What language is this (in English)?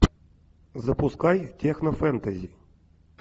Russian